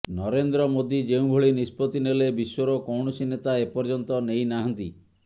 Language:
Odia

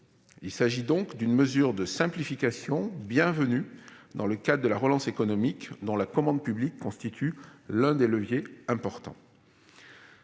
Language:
French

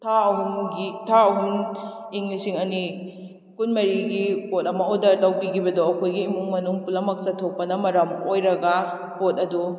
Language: Manipuri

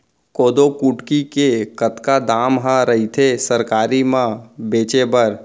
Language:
Chhattisgarhi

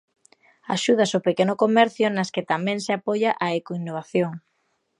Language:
Galician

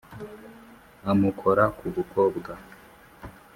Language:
Kinyarwanda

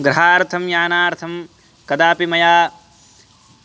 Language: Sanskrit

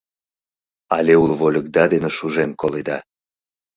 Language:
Mari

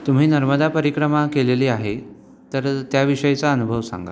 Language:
Marathi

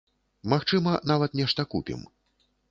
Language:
Belarusian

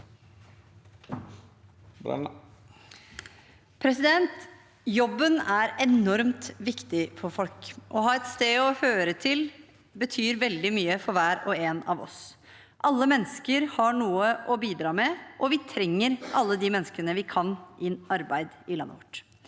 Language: Norwegian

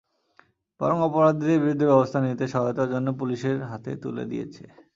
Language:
Bangla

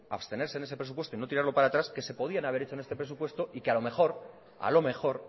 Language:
Spanish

